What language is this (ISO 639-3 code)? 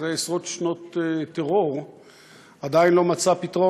heb